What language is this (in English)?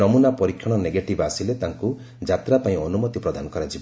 Odia